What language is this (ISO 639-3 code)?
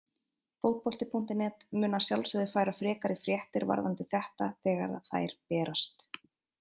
isl